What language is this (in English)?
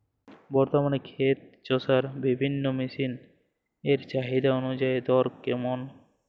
Bangla